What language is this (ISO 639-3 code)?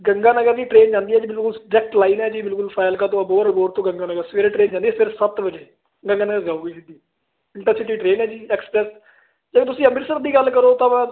pan